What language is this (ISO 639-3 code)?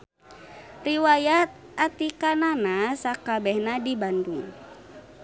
sun